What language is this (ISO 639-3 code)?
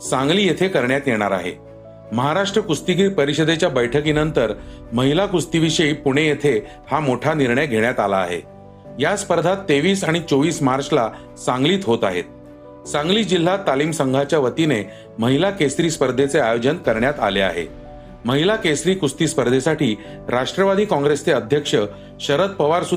mar